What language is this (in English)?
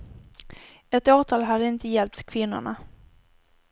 Swedish